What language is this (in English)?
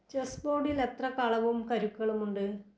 Malayalam